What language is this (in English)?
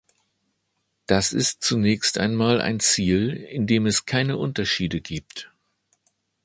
German